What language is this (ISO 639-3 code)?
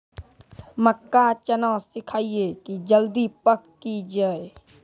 mai